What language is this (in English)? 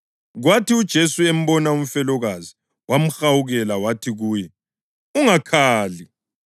North Ndebele